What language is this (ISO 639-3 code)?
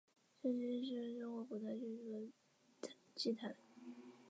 zho